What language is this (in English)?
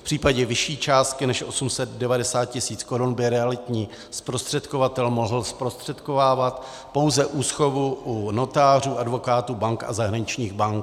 Czech